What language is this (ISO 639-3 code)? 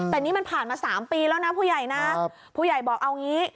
tha